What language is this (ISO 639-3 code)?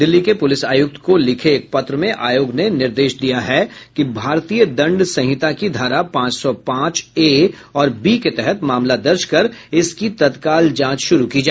hin